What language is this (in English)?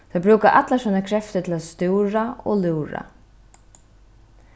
Faroese